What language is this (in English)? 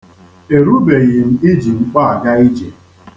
Igbo